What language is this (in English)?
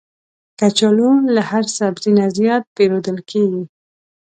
Pashto